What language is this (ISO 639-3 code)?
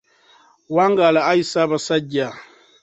lug